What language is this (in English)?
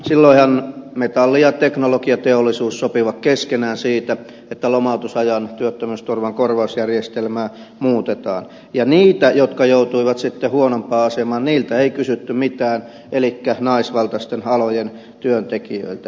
Finnish